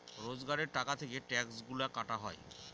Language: Bangla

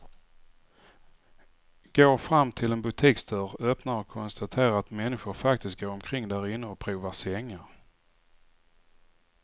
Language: Swedish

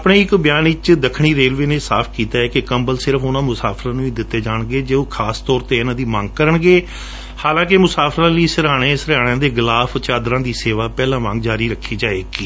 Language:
Punjabi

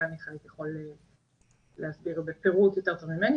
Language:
Hebrew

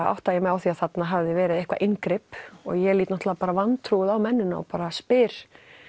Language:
Icelandic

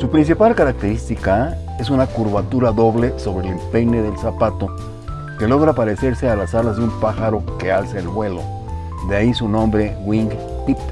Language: Spanish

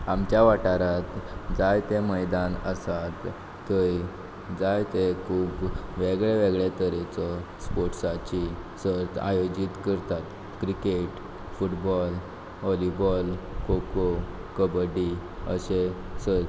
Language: Konkani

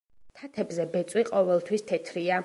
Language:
Georgian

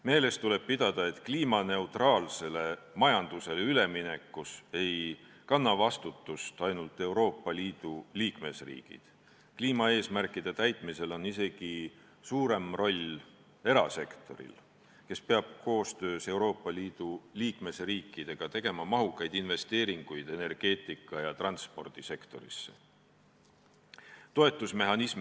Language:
Estonian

